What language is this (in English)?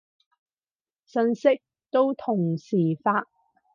Cantonese